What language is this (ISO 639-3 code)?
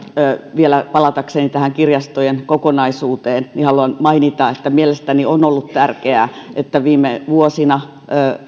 fin